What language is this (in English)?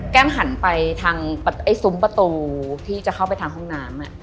Thai